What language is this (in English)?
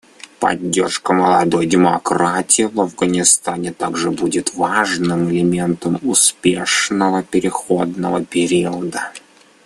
Russian